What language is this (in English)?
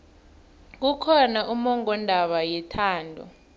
South Ndebele